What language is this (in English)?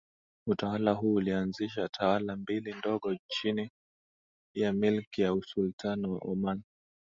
Swahili